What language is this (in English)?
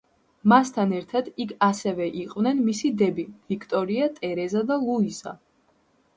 Georgian